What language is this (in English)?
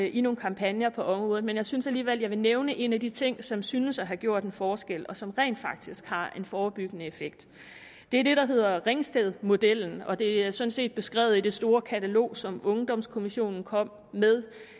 Danish